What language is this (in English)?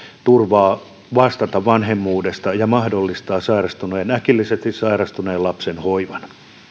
Finnish